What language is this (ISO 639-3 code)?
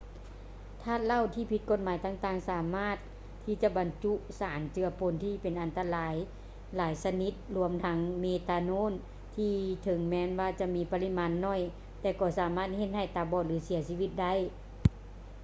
lao